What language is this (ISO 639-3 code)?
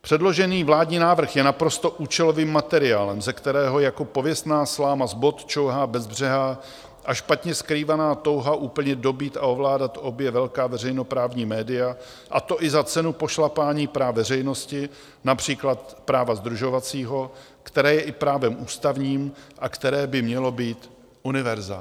ces